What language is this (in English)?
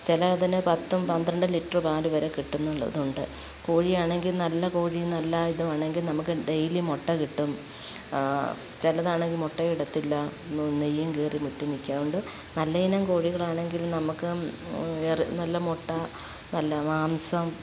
Malayalam